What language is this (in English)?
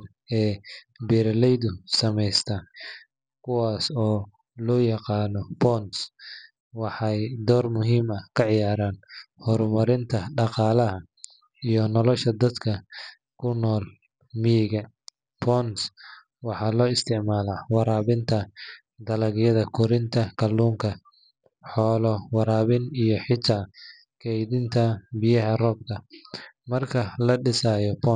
Somali